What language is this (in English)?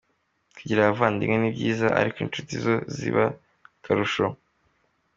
Kinyarwanda